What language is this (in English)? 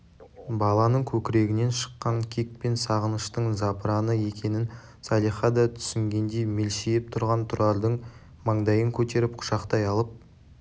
Kazakh